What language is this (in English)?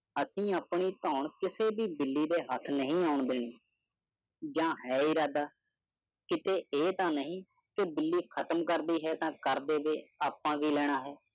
Punjabi